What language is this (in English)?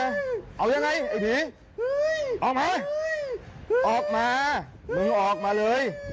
Thai